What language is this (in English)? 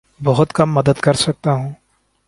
Urdu